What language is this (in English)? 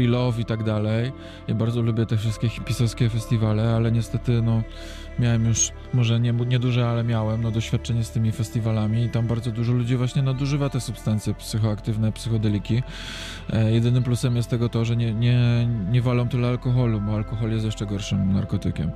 Polish